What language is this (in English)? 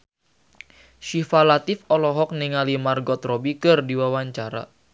Sundanese